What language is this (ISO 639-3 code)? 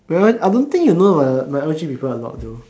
eng